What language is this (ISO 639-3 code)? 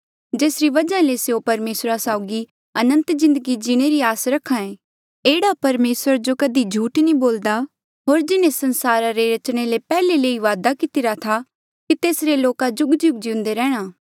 mjl